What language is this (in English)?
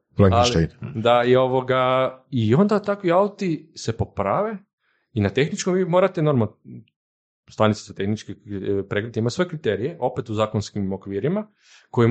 Croatian